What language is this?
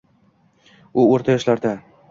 Uzbek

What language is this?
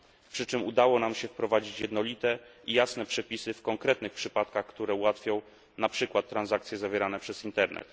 Polish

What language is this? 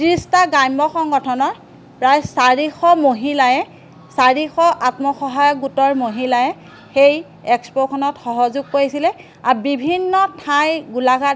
Assamese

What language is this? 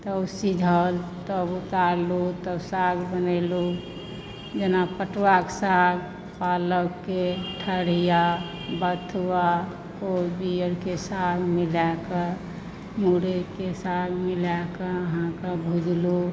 Maithili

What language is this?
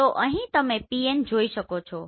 Gujarati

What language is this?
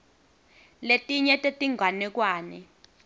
Swati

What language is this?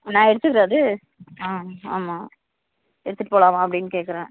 Tamil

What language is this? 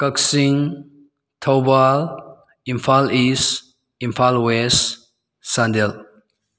Manipuri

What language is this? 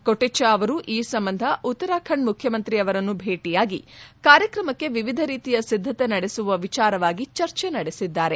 Kannada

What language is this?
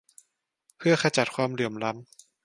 Thai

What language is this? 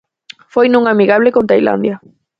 Galician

